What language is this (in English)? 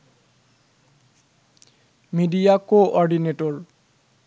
Bangla